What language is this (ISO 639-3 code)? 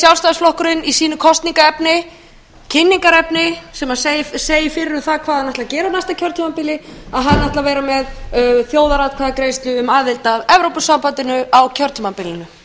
isl